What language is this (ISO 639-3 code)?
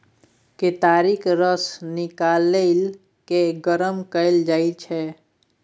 mai